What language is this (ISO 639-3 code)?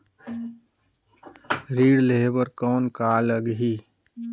hne